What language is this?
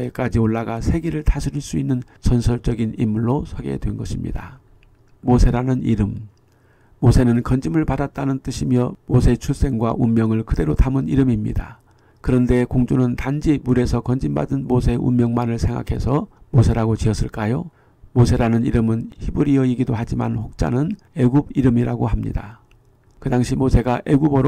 Korean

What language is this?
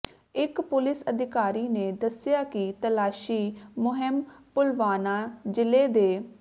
Punjabi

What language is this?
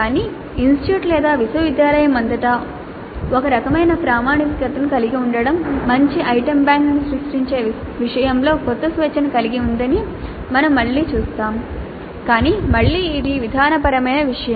Telugu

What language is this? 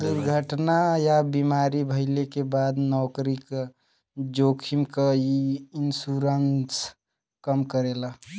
Bhojpuri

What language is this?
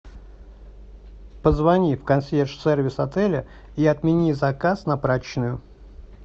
Russian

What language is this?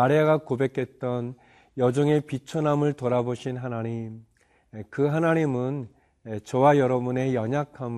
Korean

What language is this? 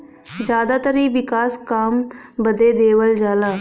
Bhojpuri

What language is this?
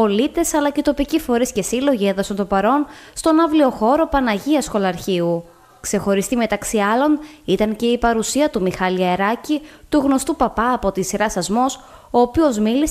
Greek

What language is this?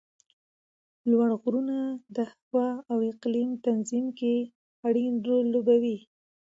Pashto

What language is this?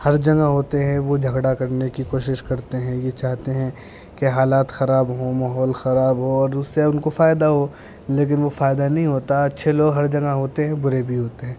Urdu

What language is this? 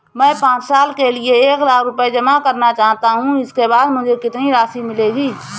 Hindi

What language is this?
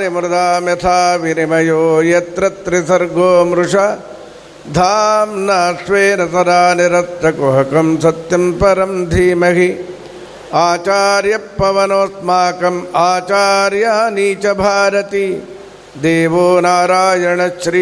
Kannada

